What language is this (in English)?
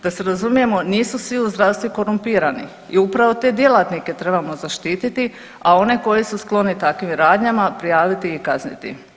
Croatian